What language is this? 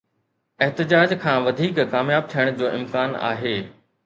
Sindhi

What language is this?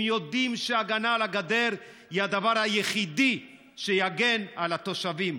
Hebrew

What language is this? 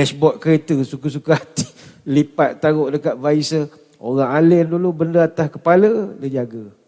Malay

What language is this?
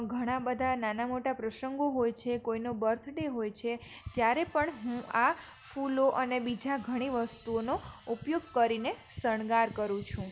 Gujarati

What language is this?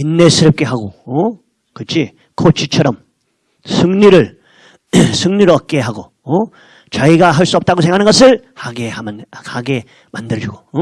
Korean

